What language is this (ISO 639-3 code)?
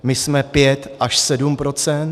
ces